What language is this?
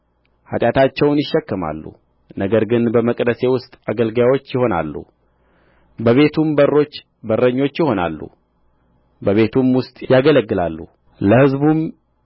Amharic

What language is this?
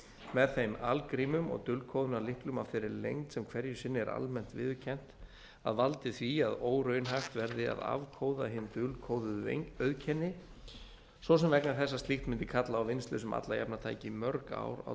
Icelandic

